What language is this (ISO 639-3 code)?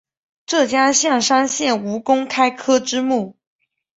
zho